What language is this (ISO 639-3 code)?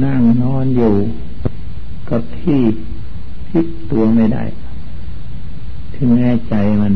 tha